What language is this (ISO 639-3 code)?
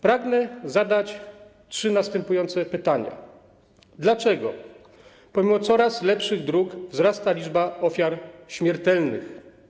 pol